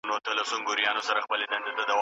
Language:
Pashto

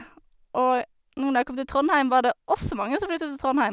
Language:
Norwegian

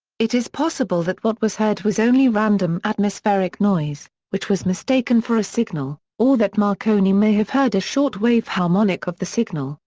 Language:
English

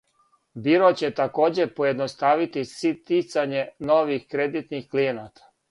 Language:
Serbian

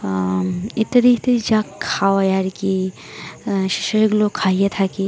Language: Bangla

